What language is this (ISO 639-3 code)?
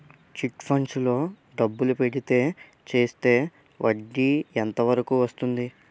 tel